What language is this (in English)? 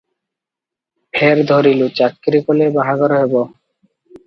Odia